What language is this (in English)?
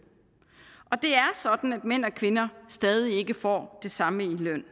Danish